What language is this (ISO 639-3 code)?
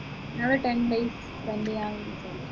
mal